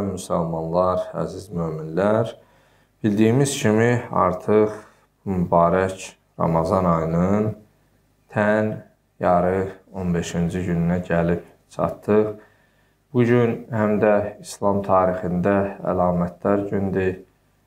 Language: Turkish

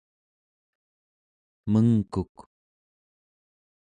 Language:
Central Yupik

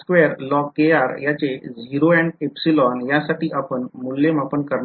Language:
Marathi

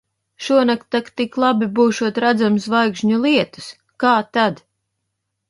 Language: Latvian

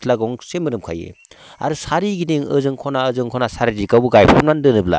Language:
Bodo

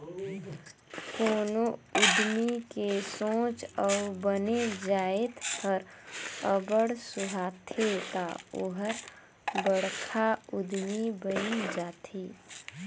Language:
Chhattisgarhi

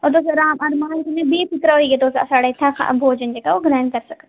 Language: Dogri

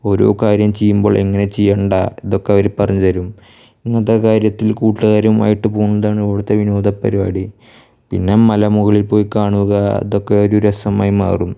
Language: Malayalam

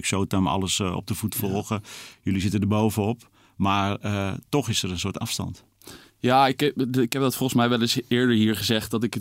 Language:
Dutch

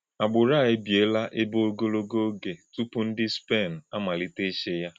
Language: Igbo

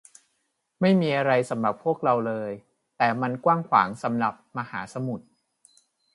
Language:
Thai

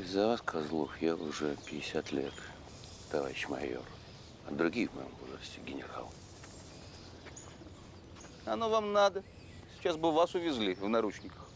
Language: Russian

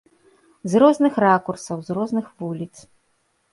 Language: Belarusian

